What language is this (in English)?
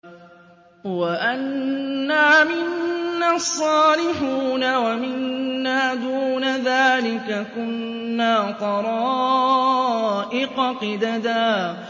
Arabic